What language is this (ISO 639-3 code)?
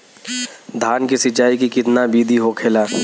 bho